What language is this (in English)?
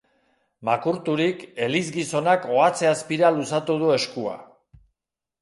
Basque